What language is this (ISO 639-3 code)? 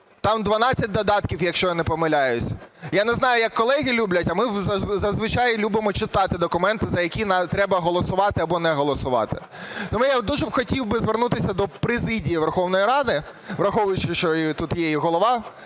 ukr